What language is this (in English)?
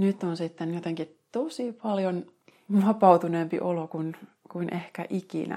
Finnish